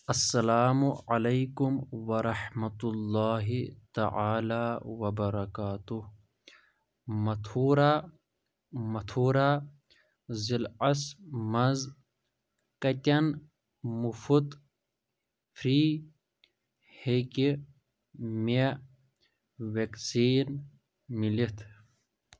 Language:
Kashmiri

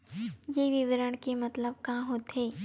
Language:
Chhattisgarhi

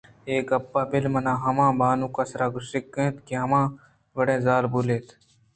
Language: Eastern Balochi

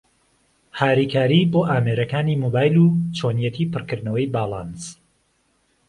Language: Central Kurdish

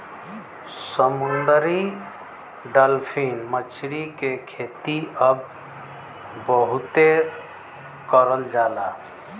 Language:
Bhojpuri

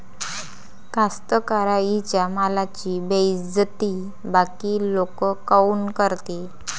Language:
Marathi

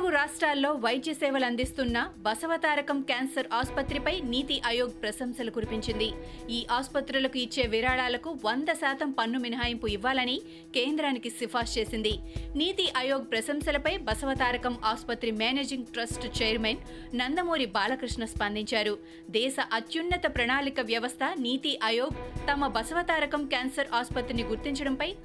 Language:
Telugu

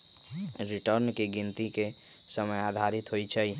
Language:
Magahi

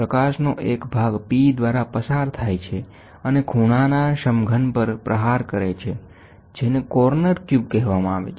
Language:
Gujarati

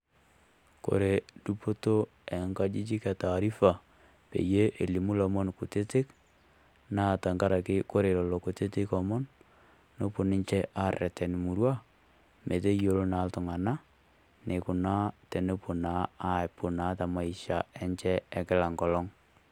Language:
Masai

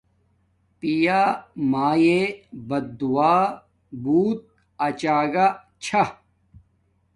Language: Domaaki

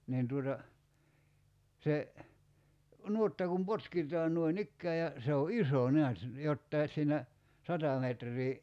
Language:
Finnish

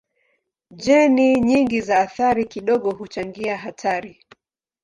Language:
Swahili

